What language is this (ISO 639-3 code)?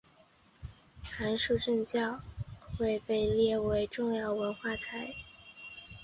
zho